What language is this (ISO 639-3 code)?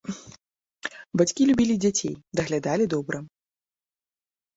bel